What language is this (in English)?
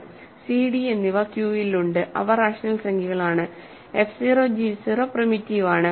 Malayalam